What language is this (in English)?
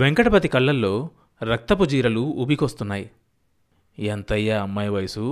Telugu